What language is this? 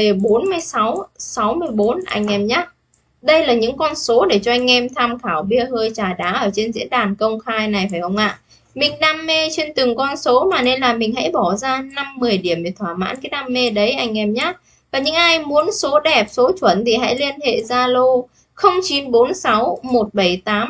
Vietnamese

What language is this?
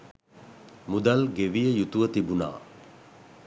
Sinhala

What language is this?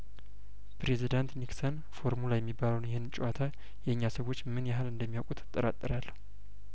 Amharic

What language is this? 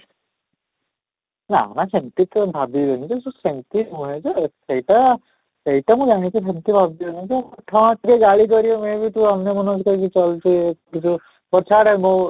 Odia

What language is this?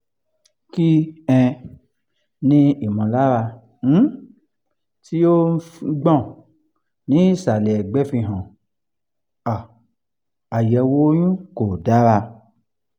Yoruba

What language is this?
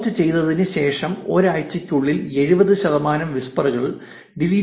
Malayalam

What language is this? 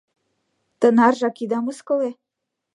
Mari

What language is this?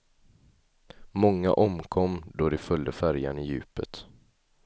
Swedish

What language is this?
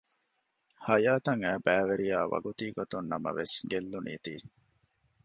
Divehi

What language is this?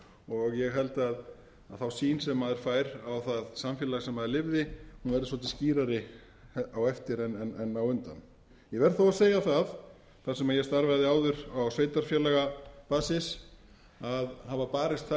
Icelandic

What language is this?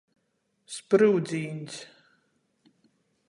Latgalian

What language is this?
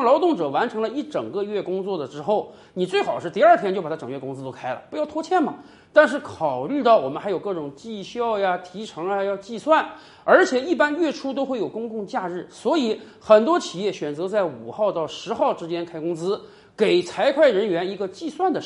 Chinese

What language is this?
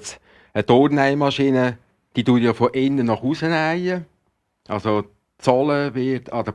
German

